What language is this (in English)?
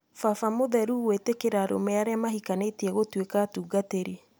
Kikuyu